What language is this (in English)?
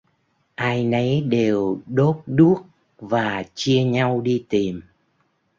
Vietnamese